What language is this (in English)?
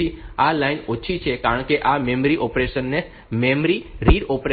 Gujarati